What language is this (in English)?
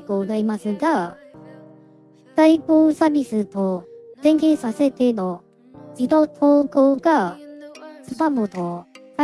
Japanese